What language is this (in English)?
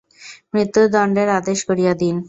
Bangla